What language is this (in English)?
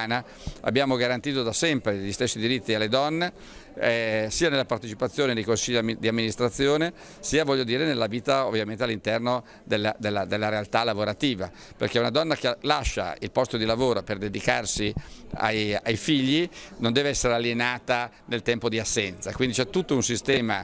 Italian